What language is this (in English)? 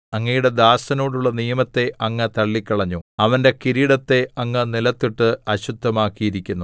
Malayalam